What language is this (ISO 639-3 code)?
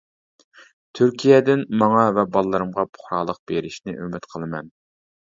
uig